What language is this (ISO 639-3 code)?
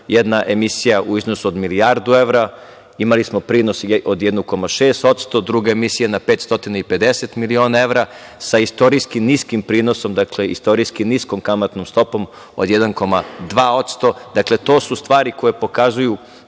srp